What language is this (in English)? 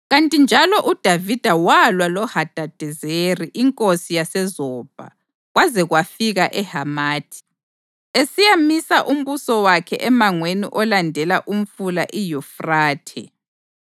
North Ndebele